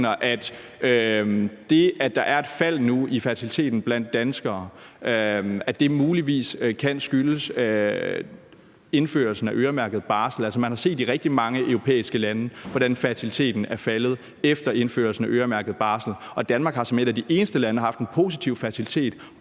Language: Danish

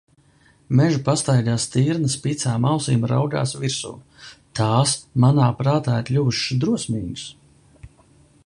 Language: Latvian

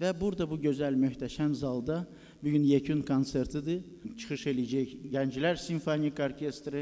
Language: Turkish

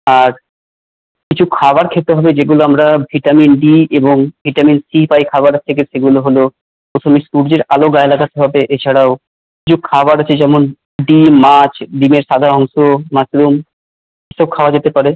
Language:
Bangla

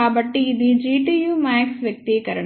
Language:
Telugu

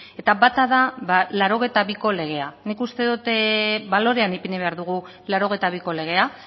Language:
Basque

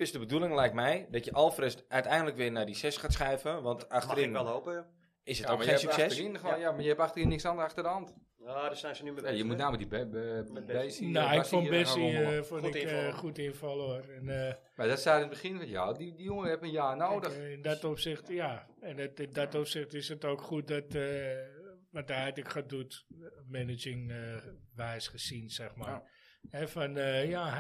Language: Dutch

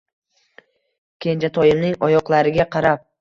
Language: Uzbek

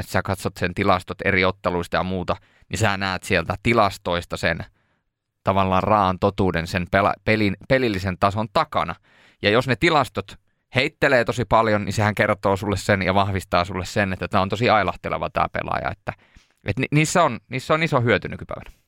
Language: Finnish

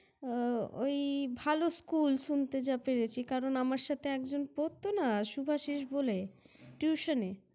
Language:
Bangla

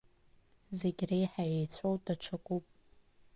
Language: Abkhazian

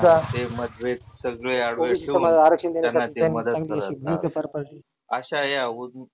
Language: Marathi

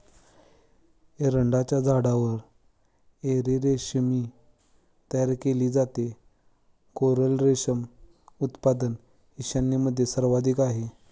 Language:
Marathi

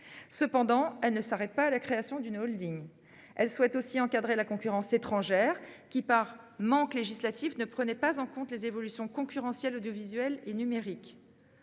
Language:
French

